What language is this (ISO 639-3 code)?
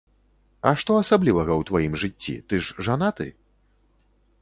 bel